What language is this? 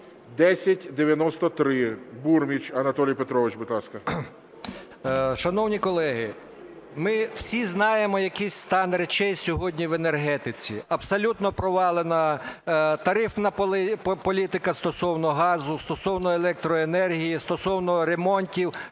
Ukrainian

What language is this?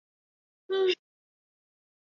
Chinese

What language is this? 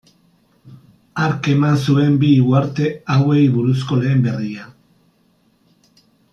Basque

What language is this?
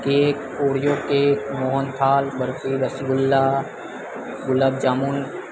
Gujarati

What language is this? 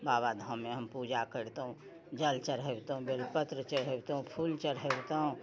Maithili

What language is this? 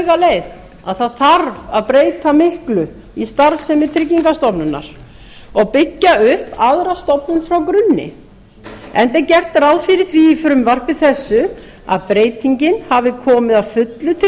Icelandic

